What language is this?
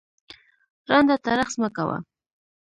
Pashto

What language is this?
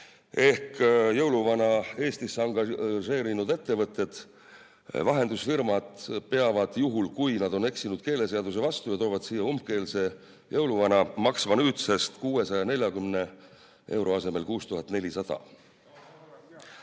Estonian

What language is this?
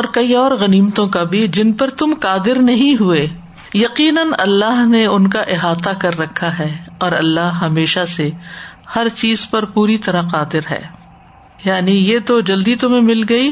Urdu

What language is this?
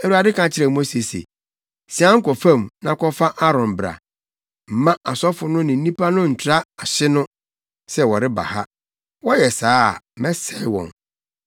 Akan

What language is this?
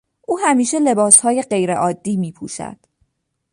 Persian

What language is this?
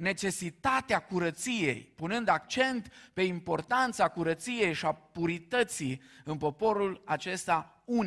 Romanian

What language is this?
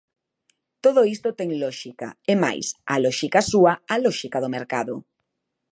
Galician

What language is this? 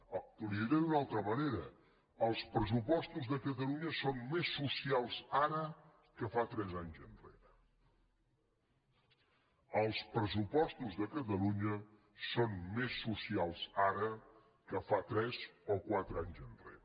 Catalan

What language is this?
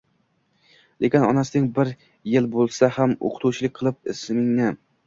Uzbek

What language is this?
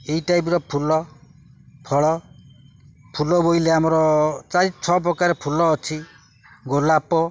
Odia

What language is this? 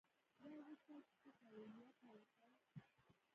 Pashto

